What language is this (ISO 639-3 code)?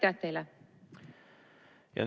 est